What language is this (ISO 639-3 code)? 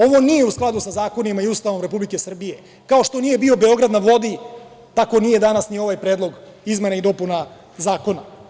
srp